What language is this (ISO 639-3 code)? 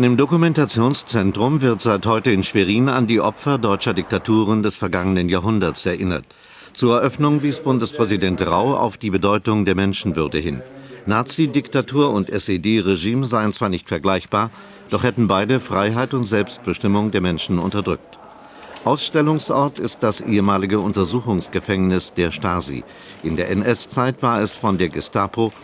deu